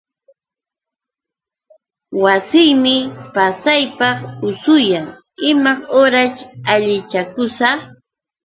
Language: Yauyos Quechua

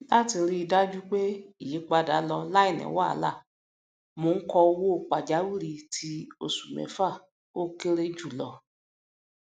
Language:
Yoruba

